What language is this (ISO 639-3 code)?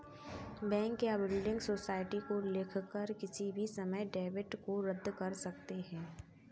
hin